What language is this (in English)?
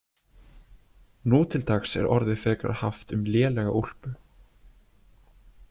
Icelandic